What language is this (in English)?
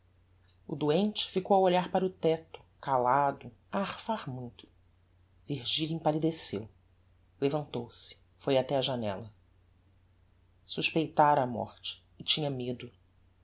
Portuguese